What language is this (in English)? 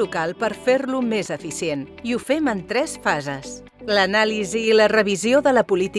Catalan